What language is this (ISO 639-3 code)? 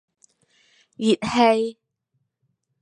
yue